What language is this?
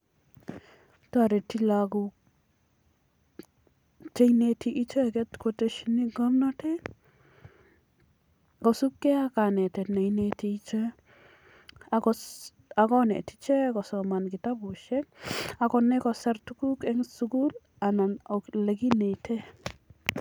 Kalenjin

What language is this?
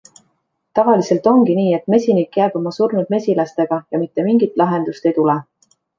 Estonian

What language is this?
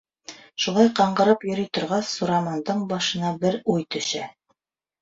Bashkir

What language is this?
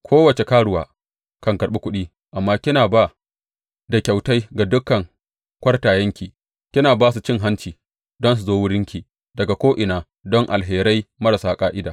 Hausa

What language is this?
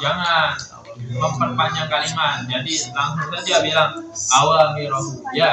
Indonesian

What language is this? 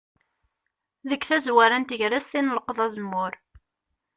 Kabyle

